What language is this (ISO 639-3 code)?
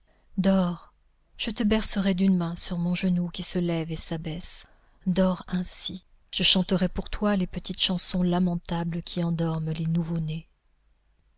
fra